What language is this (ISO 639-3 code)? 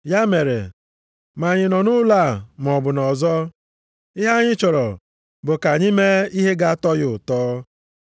ibo